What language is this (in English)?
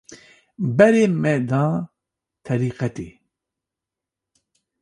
Kurdish